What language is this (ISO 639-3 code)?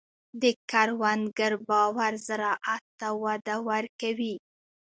pus